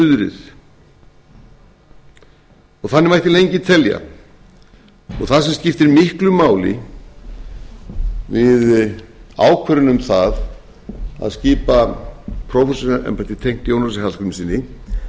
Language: Icelandic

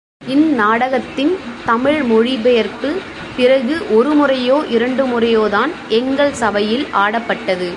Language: Tamil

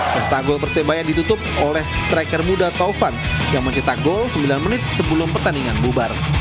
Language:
Indonesian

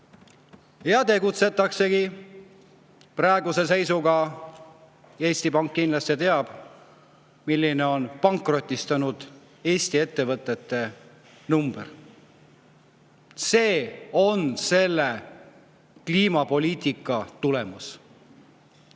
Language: Estonian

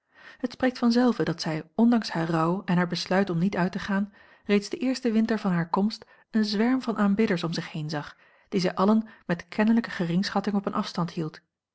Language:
Dutch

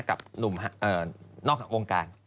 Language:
Thai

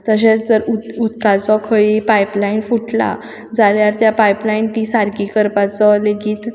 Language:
Konkani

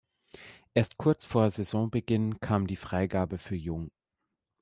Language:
German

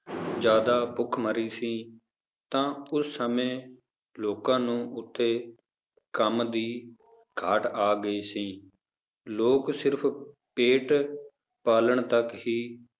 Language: Punjabi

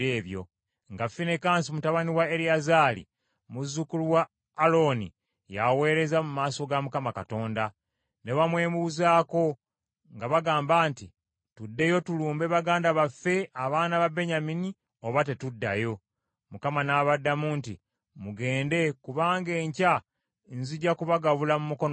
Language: Ganda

